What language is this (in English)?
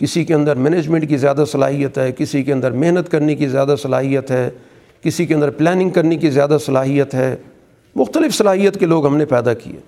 Urdu